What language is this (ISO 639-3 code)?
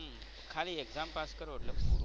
guj